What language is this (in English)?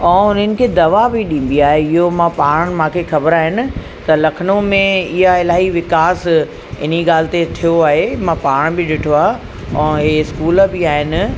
Sindhi